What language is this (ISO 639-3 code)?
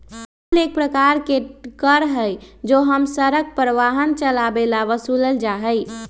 mag